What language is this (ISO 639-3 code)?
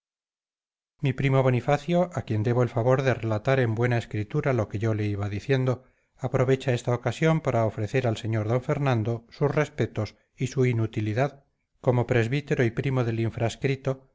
spa